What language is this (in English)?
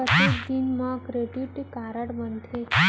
Chhattisgarhi